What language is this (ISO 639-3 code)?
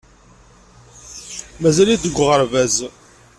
kab